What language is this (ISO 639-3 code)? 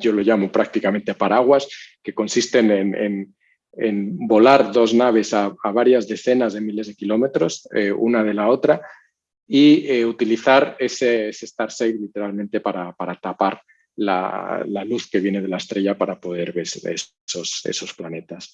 spa